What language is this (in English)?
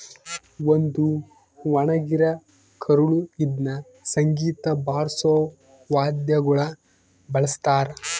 Kannada